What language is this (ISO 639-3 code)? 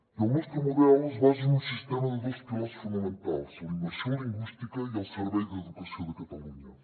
cat